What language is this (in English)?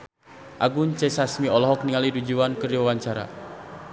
Sundanese